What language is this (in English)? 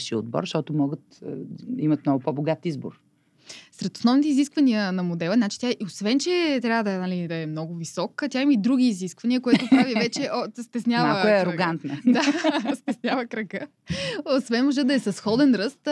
Bulgarian